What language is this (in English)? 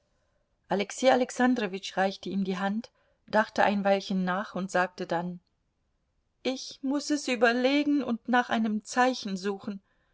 German